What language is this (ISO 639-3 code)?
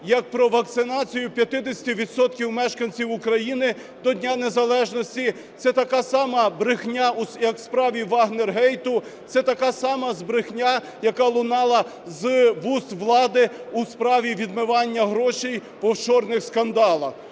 ukr